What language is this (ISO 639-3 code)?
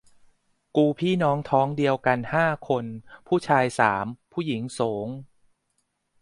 tha